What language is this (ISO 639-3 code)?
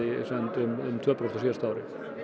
isl